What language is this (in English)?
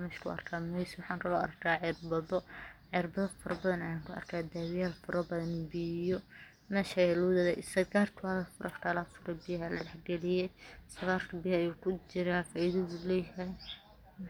Somali